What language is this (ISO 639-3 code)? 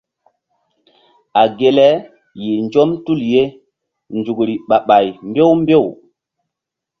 mdd